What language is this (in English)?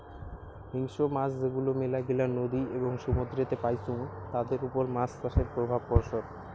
Bangla